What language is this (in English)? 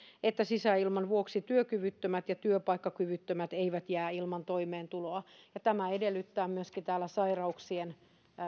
Finnish